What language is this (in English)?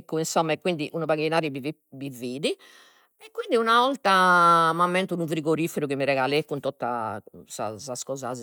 Sardinian